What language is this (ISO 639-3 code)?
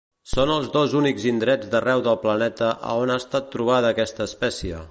cat